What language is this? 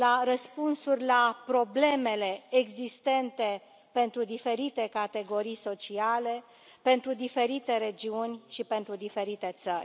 Romanian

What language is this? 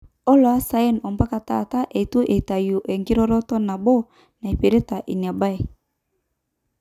Masai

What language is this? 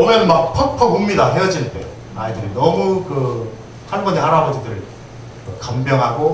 Korean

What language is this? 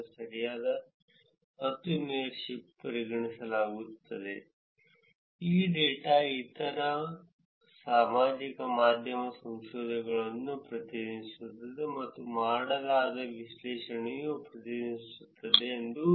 Kannada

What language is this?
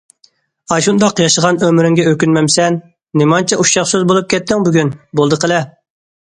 Uyghur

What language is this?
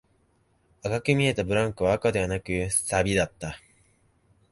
Japanese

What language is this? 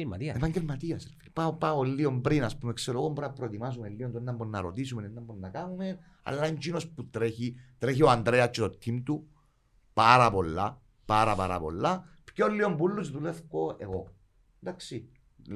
Greek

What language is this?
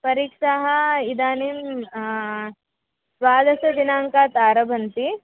Sanskrit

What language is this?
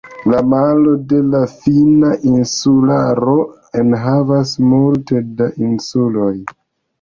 Esperanto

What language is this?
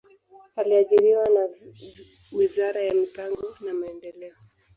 Swahili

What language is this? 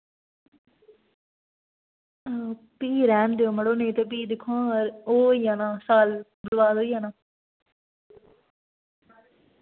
Dogri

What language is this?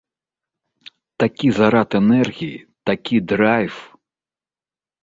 Belarusian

